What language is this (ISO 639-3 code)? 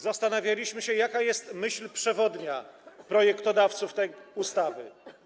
pol